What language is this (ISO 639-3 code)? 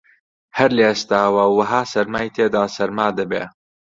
ckb